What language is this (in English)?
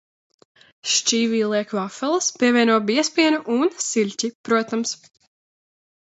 Latvian